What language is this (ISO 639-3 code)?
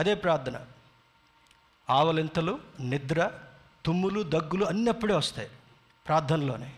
tel